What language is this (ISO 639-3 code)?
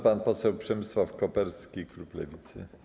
pol